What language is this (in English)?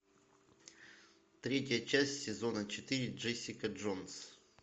Russian